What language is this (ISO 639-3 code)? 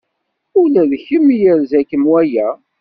kab